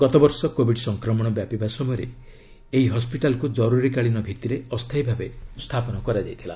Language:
Odia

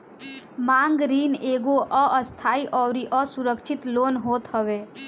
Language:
Bhojpuri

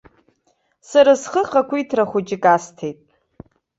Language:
Abkhazian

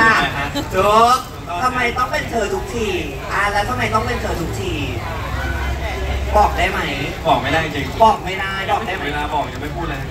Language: Thai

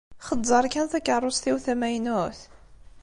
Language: Kabyle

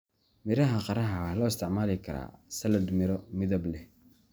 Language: Somali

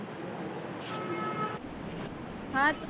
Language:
Gujarati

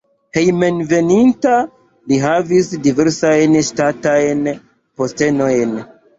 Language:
Esperanto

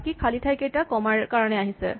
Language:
Assamese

